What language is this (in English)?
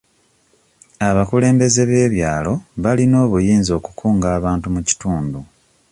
Ganda